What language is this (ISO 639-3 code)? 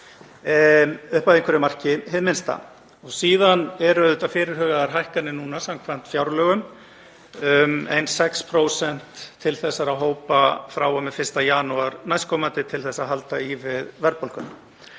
isl